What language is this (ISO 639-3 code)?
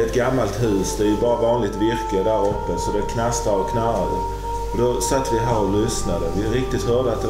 swe